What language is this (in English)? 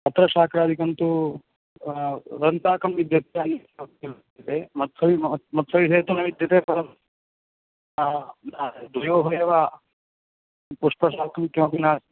Sanskrit